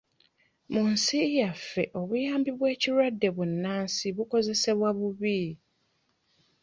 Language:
Ganda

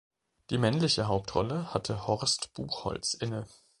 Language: German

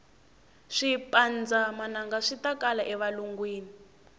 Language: Tsonga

